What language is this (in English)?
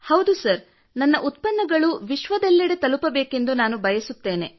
Kannada